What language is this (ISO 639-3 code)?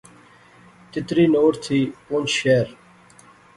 phr